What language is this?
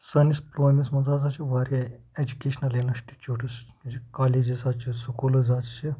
Kashmiri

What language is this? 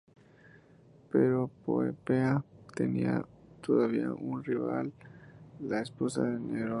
Spanish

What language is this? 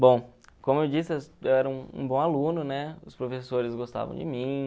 Portuguese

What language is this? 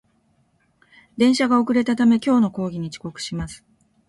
Japanese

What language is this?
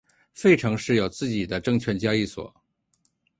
Chinese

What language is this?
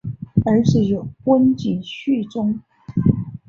Chinese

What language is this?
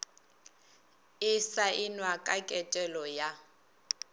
Northern Sotho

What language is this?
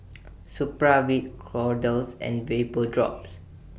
English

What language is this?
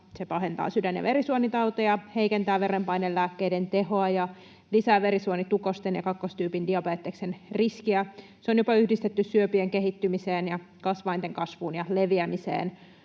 Finnish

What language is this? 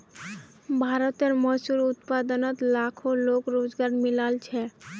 Magahi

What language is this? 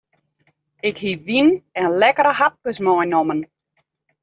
Western Frisian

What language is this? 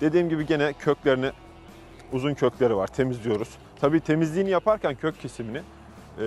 Turkish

